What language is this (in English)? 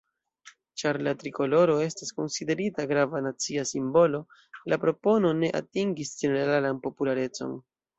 Esperanto